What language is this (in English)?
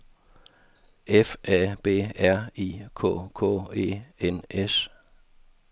Danish